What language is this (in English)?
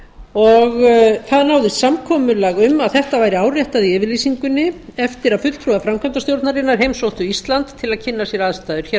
Icelandic